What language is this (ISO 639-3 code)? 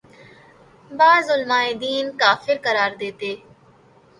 urd